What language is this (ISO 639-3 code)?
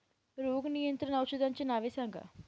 mar